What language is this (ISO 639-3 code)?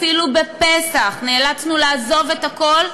heb